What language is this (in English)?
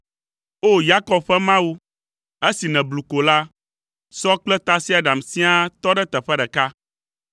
Ewe